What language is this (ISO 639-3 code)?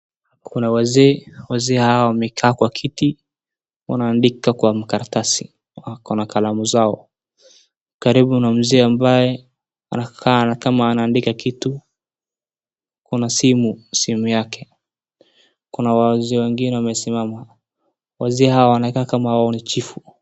swa